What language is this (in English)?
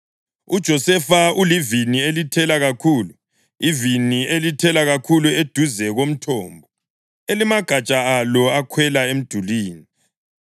North Ndebele